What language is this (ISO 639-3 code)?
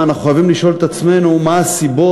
heb